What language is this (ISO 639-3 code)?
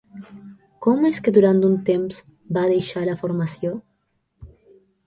cat